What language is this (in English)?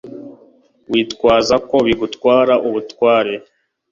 Kinyarwanda